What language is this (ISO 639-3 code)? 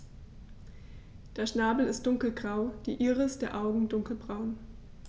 deu